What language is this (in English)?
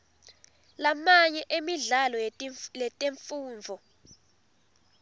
Swati